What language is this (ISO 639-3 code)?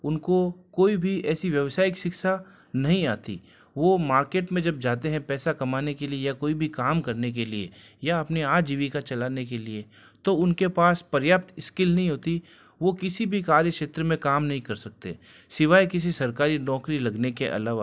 hin